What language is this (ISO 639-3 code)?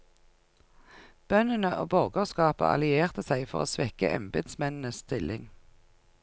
nor